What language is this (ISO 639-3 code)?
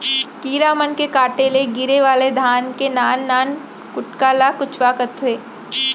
hne